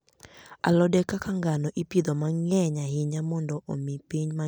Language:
Luo (Kenya and Tanzania)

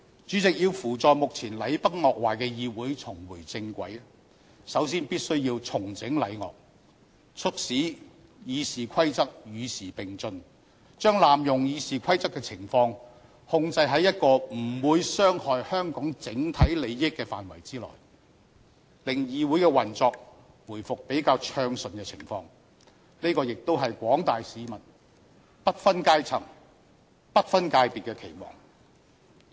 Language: Cantonese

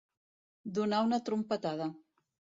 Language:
Catalan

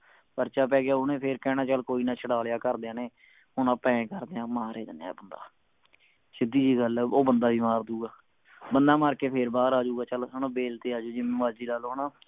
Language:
Punjabi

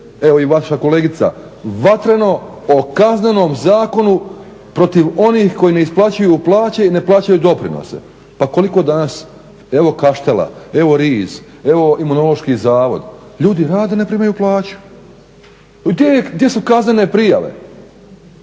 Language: Croatian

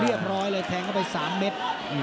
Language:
Thai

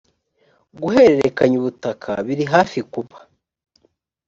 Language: Kinyarwanda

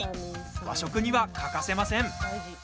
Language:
Japanese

